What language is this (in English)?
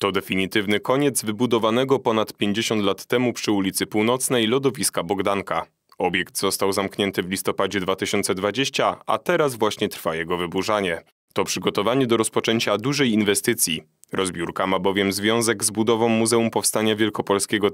Polish